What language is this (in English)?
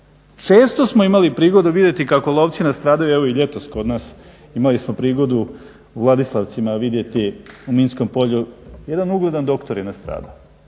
Croatian